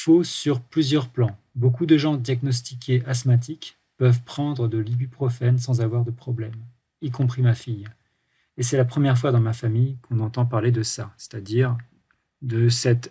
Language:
French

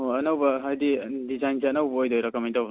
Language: Manipuri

